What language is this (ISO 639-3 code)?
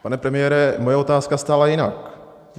ces